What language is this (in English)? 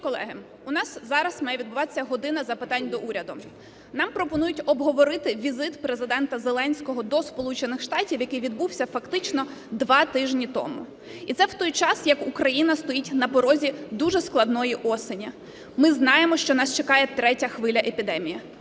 Ukrainian